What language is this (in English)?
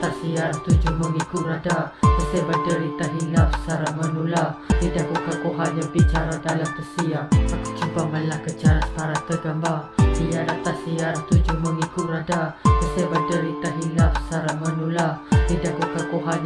Malay